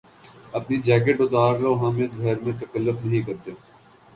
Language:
Urdu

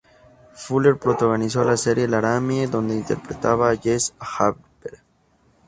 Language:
Spanish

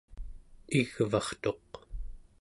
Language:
Central Yupik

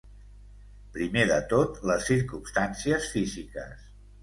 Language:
Catalan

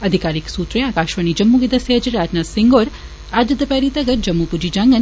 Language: Dogri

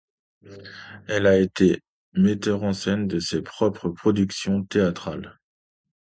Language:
French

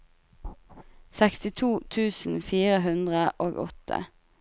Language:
Norwegian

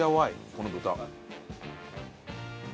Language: Japanese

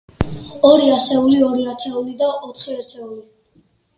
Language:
Georgian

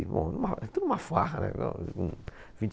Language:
Portuguese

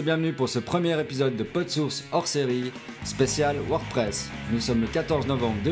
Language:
French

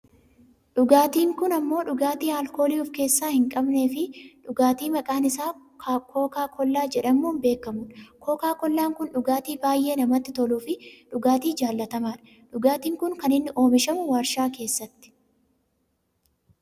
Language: Oromo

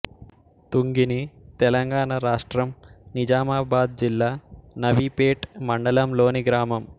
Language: Telugu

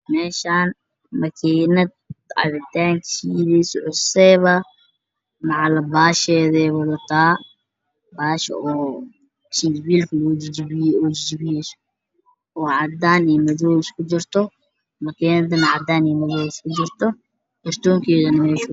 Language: Somali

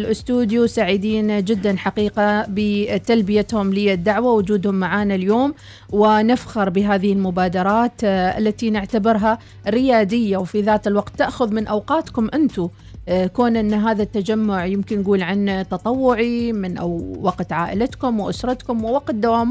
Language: Arabic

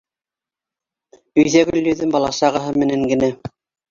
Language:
Bashkir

